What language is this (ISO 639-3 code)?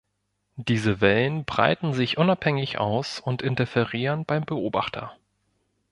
deu